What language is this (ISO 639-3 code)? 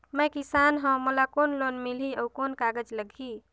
hne